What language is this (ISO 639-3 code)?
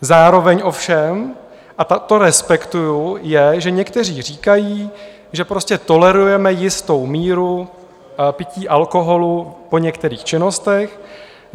ces